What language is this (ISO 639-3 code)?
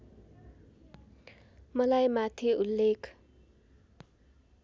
nep